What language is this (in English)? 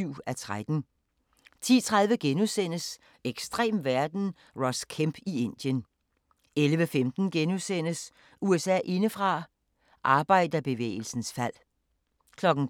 Danish